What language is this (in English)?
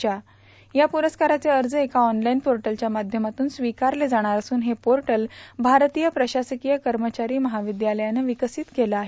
Marathi